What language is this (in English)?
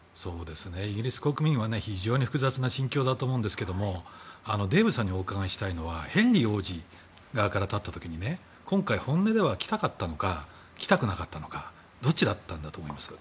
Japanese